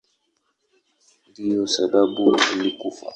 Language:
Swahili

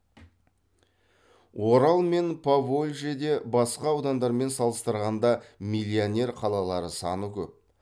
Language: Kazakh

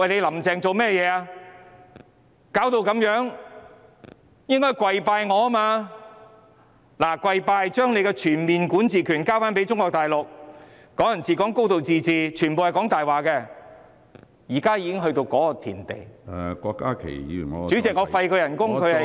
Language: Cantonese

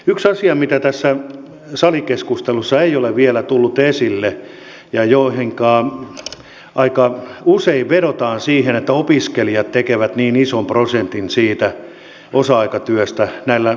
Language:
Finnish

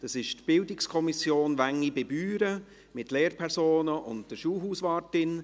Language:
Swiss German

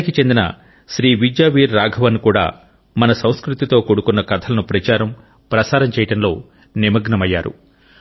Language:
Telugu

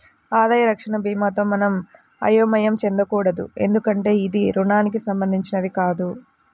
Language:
Telugu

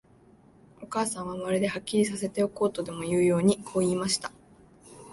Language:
Japanese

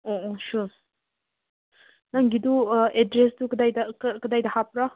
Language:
Manipuri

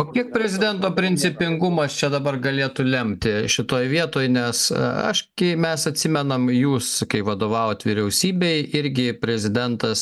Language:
Lithuanian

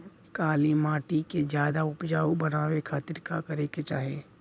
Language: Bhojpuri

